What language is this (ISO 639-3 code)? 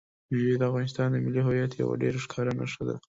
pus